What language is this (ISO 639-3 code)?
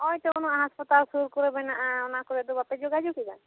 sat